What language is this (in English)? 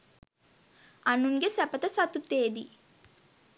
Sinhala